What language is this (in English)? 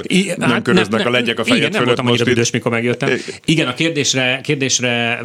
Hungarian